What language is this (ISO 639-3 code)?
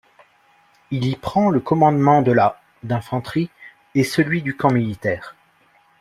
fra